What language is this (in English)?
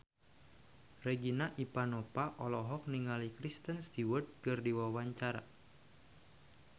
Sundanese